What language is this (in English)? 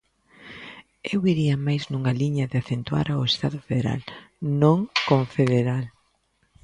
Galician